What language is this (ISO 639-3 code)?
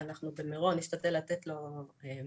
heb